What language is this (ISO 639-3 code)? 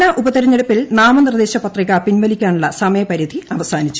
mal